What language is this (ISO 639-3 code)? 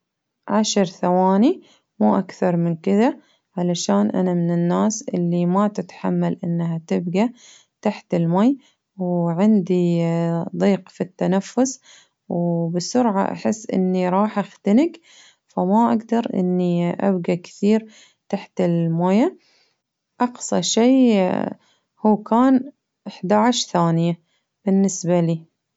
abv